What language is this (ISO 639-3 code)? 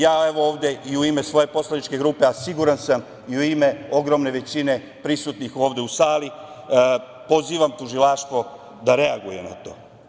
srp